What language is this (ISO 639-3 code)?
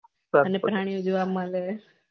guj